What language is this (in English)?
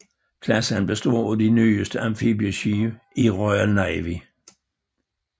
Danish